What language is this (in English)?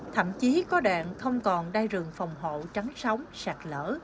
Vietnamese